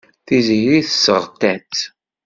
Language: Kabyle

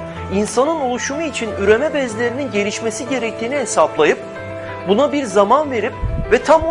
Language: Turkish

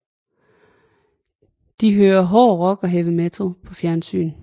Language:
Danish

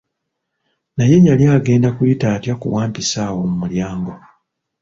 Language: Ganda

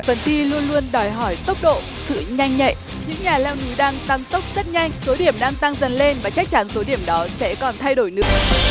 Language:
Vietnamese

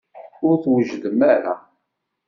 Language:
Kabyle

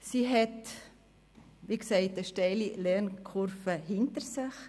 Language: Swiss German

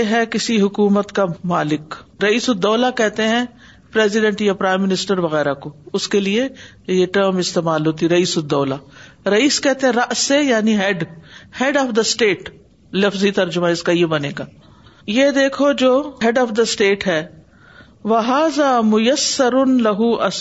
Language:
Urdu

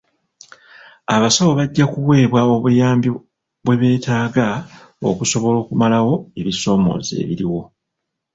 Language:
Ganda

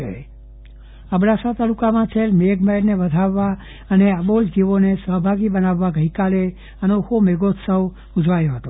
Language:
Gujarati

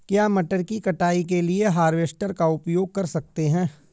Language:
Hindi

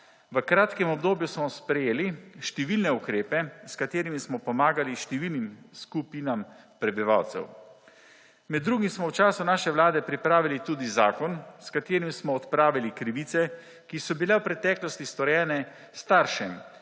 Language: Slovenian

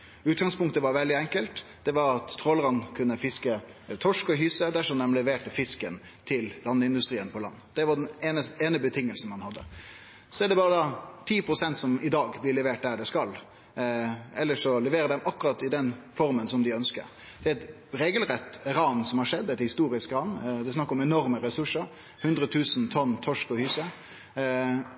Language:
Norwegian Nynorsk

